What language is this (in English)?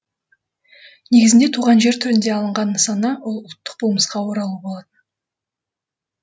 Kazakh